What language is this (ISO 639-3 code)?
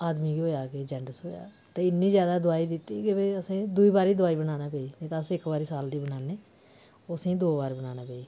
doi